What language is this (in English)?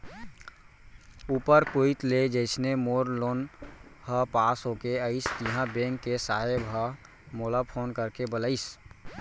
Chhattisgarhi